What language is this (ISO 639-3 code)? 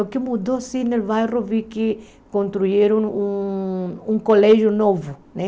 por